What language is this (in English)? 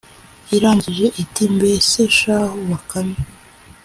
Kinyarwanda